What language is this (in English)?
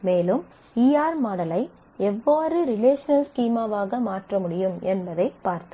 Tamil